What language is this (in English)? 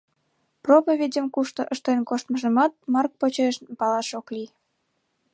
Mari